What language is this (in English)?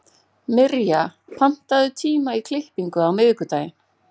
Icelandic